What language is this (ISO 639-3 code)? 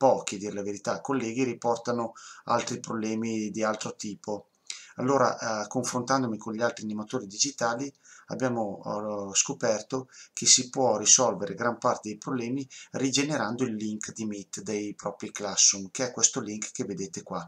ita